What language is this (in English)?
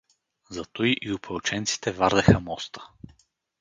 Bulgarian